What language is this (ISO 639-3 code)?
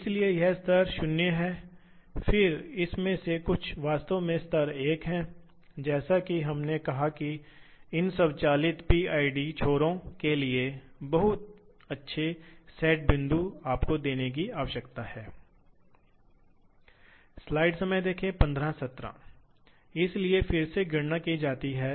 hin